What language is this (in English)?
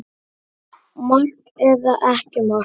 Icelandic